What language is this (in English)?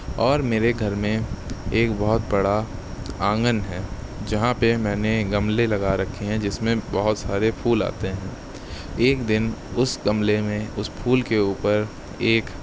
Urdu